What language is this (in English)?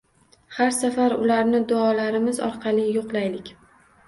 Uzbek